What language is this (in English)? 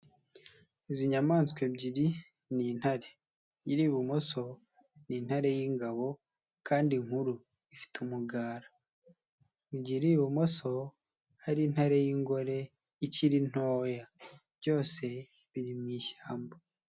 Kinyarwanda